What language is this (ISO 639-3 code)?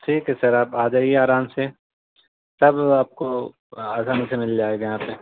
urd